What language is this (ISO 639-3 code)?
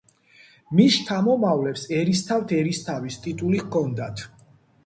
kat